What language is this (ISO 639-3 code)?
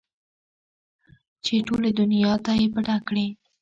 pus